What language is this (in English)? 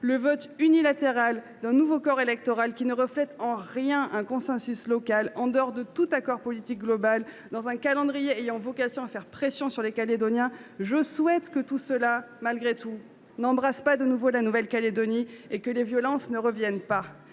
French